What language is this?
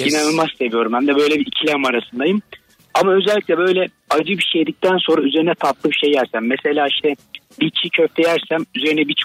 Turkish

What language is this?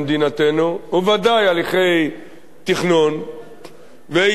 Hebrew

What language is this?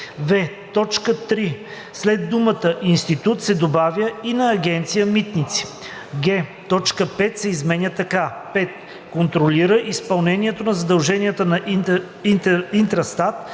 Bulgarian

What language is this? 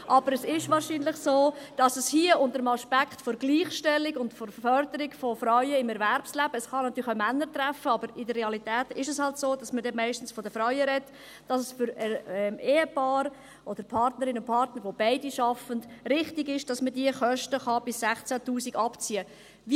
Swiss German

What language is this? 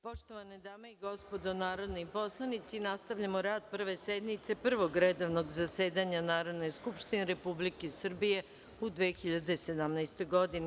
Serbian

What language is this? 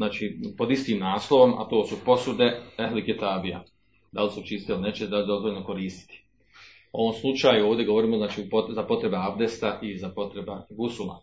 Croatian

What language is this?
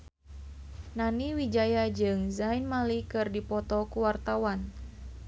Sundanese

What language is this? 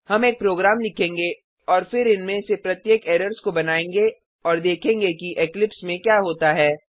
Hindi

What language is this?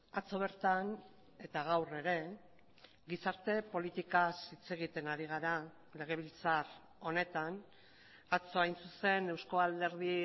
Basque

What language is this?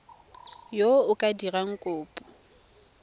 Tswana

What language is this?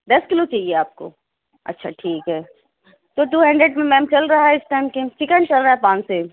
Urdu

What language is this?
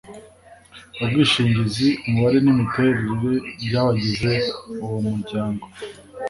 Kinyarwanda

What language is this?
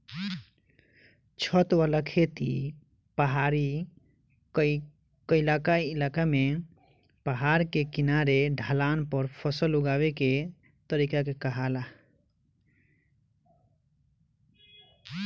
Bhojpuri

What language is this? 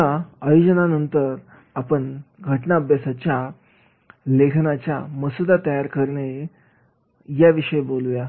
Marathi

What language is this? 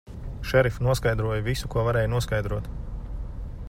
Latvian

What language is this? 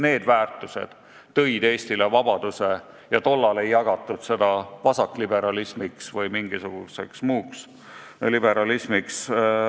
Estonian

